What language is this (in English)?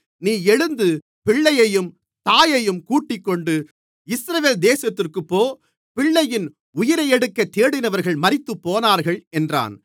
Tamil